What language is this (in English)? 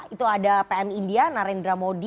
Indonesian